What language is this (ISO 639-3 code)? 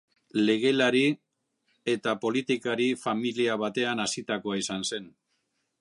eus